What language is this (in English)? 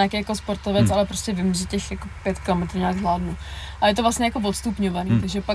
Czech